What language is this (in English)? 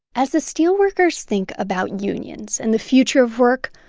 English